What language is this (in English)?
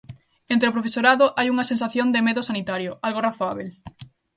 Galician